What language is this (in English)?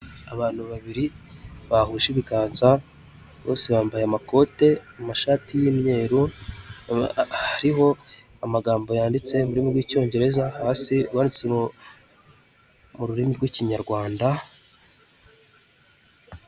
Kinyarwanda